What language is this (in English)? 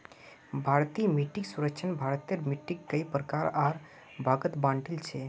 Magahi